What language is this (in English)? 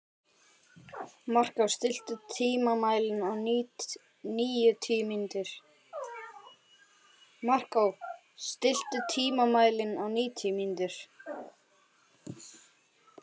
Icelandic